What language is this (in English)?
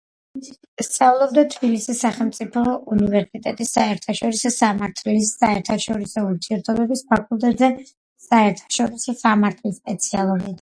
Georgian